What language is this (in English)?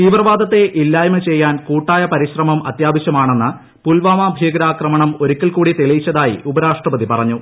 Malayalam